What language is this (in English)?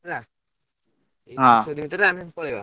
Odia